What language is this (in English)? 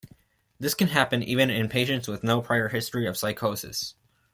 English